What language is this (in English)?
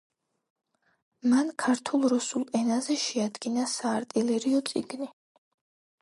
Georgian